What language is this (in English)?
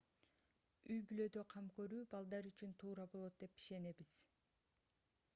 Kyrgyz